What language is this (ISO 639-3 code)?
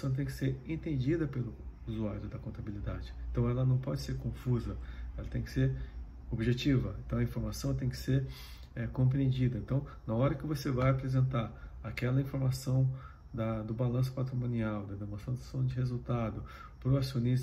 por